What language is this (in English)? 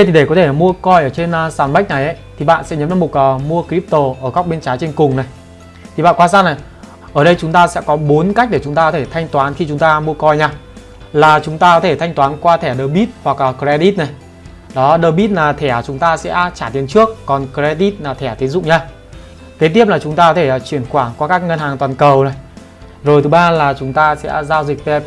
Vietnamese